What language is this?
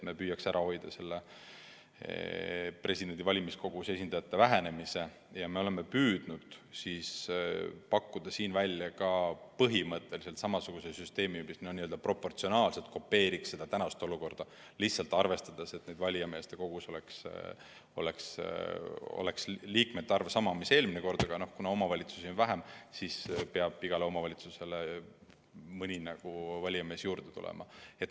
Estonian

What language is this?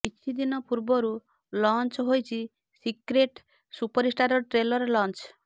Odia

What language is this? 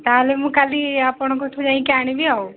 Odia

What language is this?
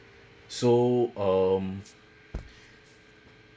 English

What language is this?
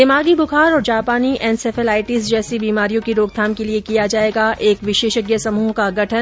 Hindi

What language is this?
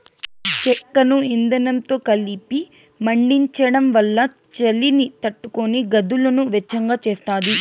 Telugu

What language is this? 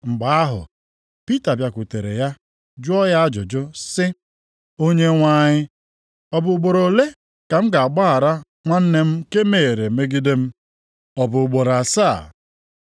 Igbo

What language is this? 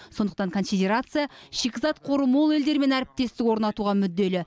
Kazakh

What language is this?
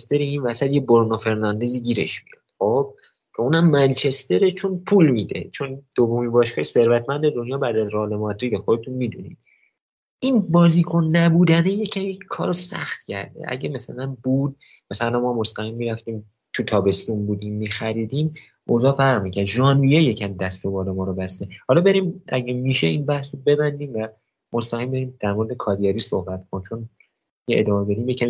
Persian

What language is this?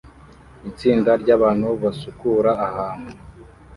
Kinyarwanda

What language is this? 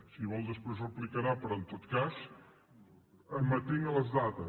Catalan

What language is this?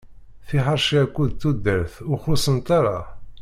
Kabyle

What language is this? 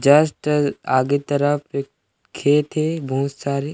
Chhattisgarhi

